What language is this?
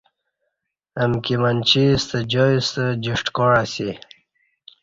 Kati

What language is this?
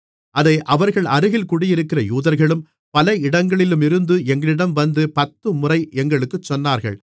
Tamil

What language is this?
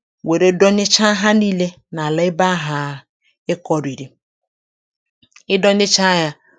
Igbo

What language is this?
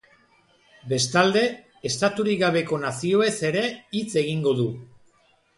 Basque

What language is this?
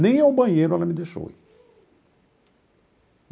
Portuguese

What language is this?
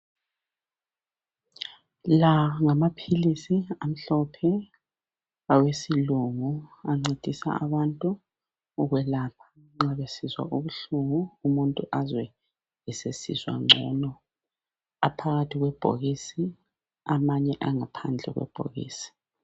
North Ndebele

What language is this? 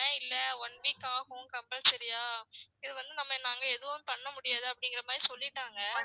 Tamil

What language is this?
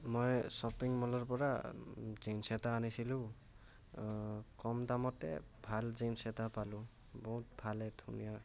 Assamese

